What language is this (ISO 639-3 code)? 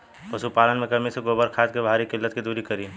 bho